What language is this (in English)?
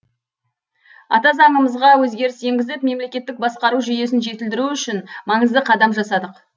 Kazakh